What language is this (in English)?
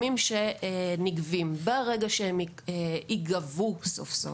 Hebrew